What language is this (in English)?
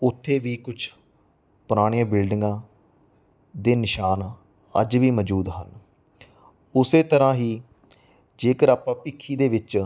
Punjabi